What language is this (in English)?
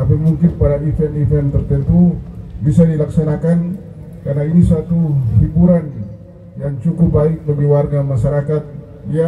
Indonesian